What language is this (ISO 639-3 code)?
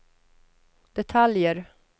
swe